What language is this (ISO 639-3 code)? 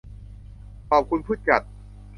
tha